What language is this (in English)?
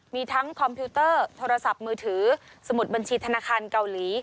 Thai